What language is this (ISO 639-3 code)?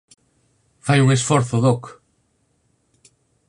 glg